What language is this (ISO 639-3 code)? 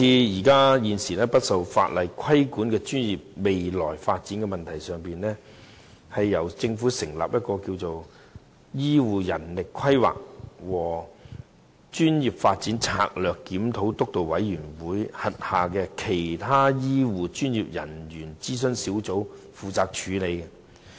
yue